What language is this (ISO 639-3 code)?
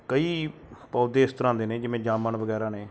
pan